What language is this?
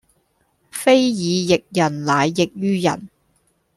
Cantonese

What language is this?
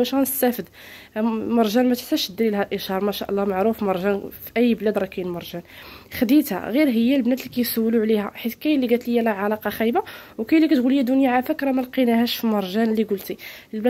Arabic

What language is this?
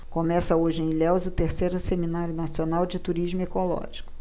Portuguese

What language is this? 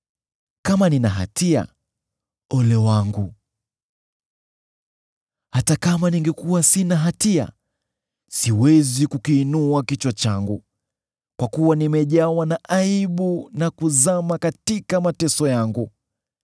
Swahili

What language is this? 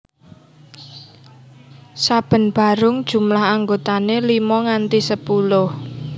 Javanese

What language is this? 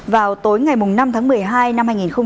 Vietnamese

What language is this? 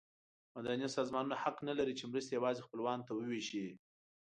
Pashto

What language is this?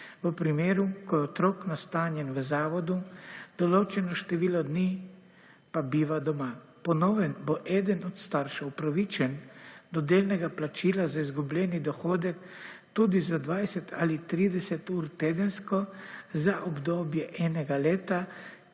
Slovenian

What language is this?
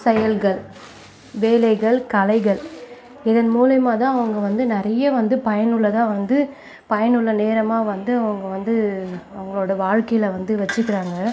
Tamil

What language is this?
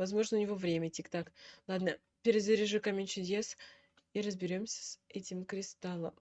Russian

